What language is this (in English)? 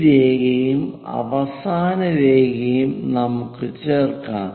Malayalam